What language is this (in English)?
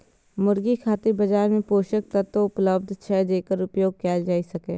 Maithili